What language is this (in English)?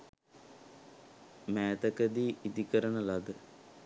Sinhala